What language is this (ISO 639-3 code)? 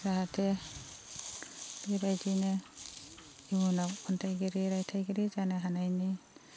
brx